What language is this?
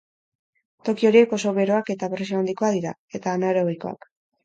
Basque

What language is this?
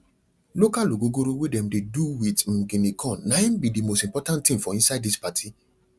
Nigerian Pidgin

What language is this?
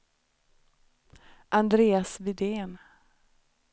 Swedish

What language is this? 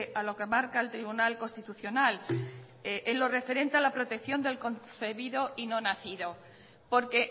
Spanish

